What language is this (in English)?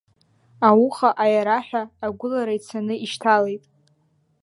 Abkhazian